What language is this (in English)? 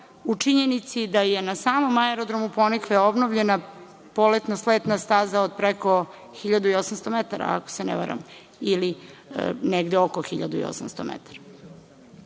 Serbian